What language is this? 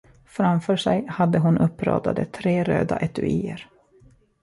Swedish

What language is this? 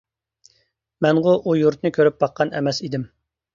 Uyghur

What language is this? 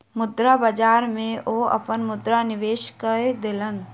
Maithili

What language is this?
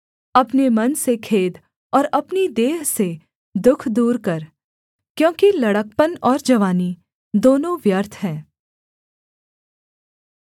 Hindi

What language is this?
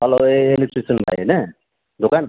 Nepali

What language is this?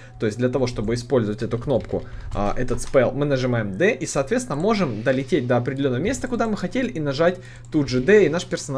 Russian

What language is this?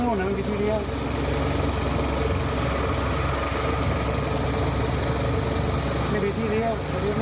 Thai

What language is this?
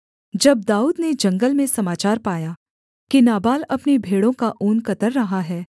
Hindi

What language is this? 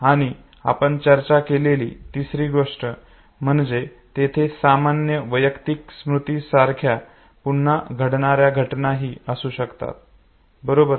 Marathi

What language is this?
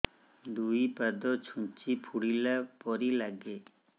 Odia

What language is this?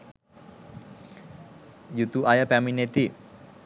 Sinhala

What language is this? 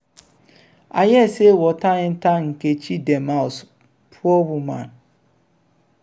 Nigerian Pidgin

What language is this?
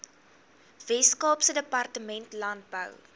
Afrikaans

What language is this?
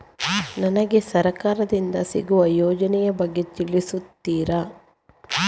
Kannada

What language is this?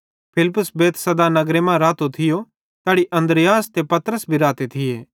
Bhadrawahi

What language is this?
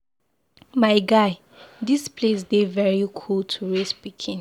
Nigerian Pidgin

